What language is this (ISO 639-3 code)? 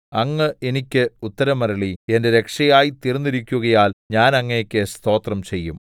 mal